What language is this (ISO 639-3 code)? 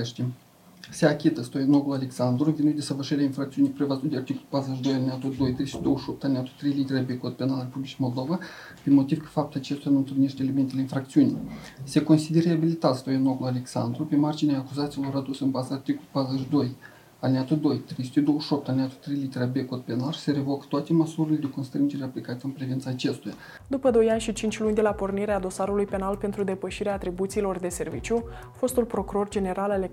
ron